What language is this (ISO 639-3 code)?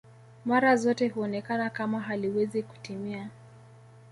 swa